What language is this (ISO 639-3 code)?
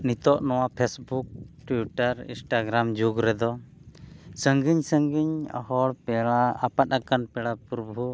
sat